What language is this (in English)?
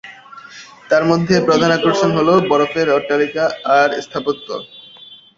Bangla